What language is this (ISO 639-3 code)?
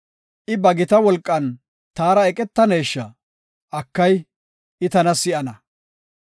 gof